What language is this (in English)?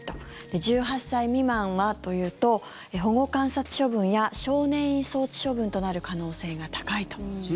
Japanese